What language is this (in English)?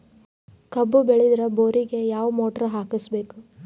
Kannada